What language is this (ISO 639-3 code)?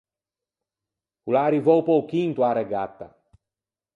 lij